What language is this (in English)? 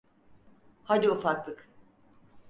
Turkish